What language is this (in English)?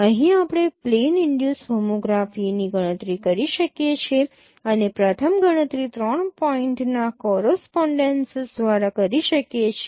Gujarati